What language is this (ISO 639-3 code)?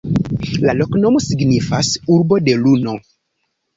epo